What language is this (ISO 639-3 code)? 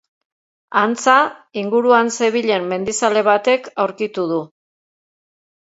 eus